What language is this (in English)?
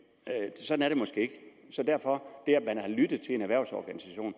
Danish